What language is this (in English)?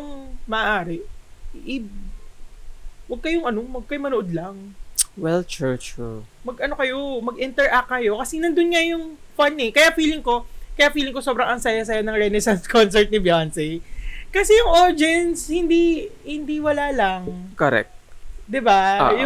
Filipino